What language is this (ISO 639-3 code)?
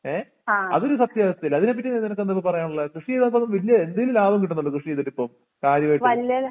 mal